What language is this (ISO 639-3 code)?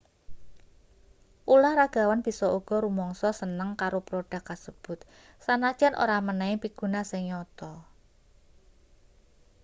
jav